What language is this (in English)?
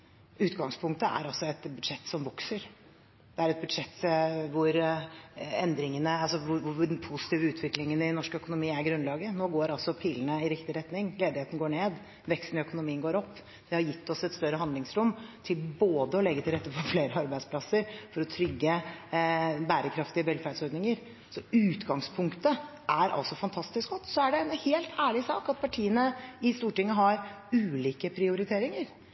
Norwegian Bokmål